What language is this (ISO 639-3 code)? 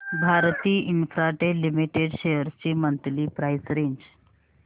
mar